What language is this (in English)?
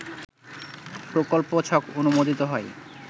Bangla